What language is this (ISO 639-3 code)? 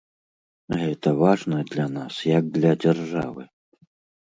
bel